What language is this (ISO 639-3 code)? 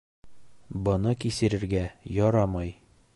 bak